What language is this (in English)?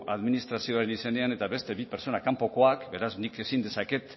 Basque